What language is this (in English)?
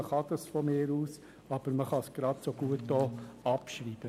Swiss German